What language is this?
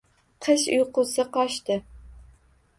Uzbek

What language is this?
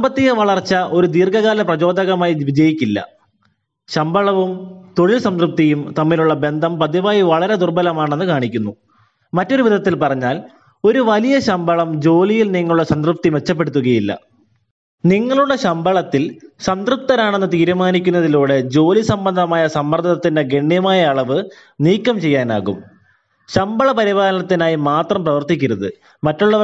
Malayalam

